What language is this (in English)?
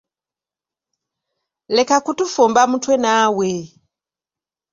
Ganda